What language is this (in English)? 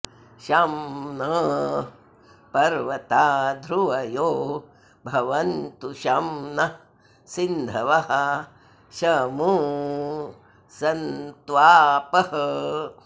Sanskrit